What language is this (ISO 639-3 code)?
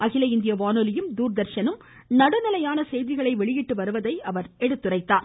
tam